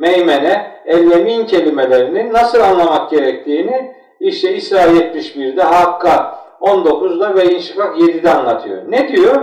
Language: Turkish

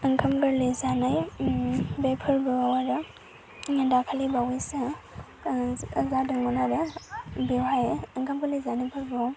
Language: Bodo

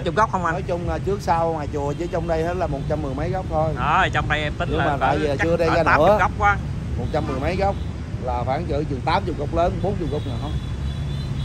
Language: Vietnamese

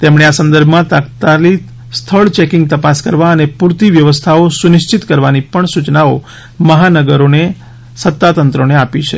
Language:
Gujarati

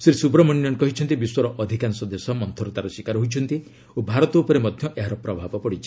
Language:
Odia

